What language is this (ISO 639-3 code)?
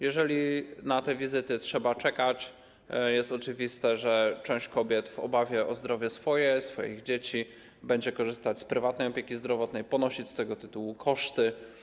pol